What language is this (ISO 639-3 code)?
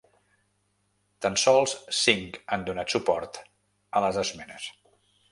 cat